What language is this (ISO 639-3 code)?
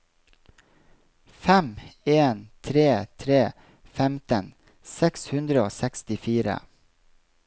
nor